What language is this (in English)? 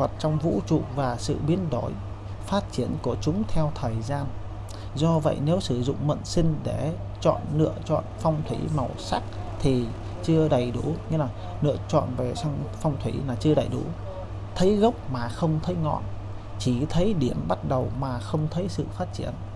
Vietnamese